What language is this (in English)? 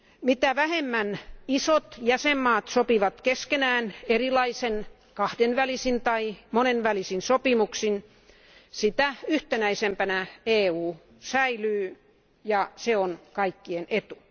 Finnish